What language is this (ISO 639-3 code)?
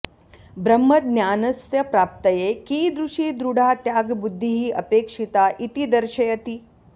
san